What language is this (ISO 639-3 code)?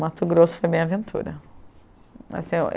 por